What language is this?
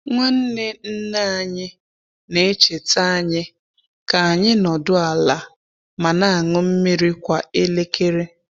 Igbo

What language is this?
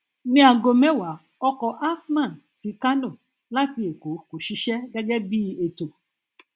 Yoruba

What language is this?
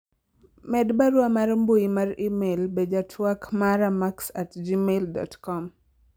Luo (Kenya and Tanzania)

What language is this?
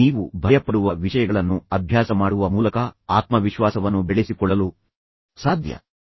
Kannada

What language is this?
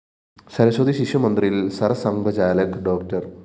Malayalam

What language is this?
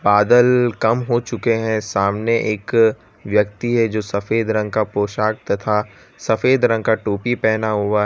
Hindi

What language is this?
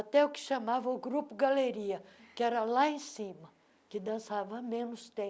Portuguese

